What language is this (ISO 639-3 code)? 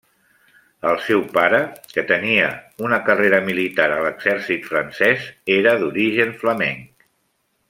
cat